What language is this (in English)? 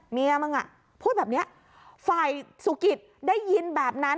Thai